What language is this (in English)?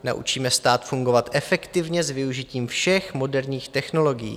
Czech